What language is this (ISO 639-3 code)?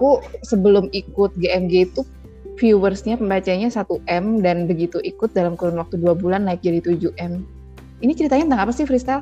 ind